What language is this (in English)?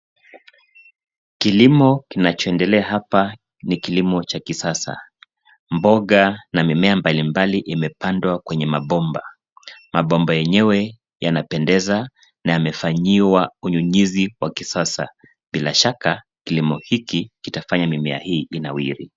Swahili